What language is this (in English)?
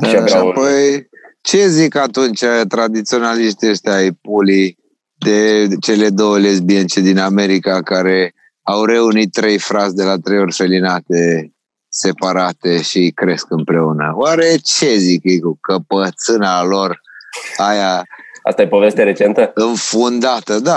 Romanian